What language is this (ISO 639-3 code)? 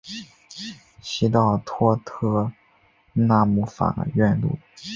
zho